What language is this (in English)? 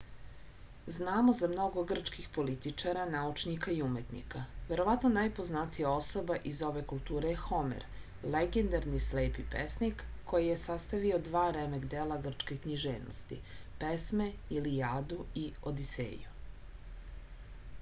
Serbian